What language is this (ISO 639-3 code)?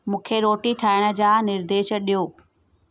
snd